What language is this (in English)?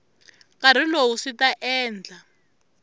Tsonga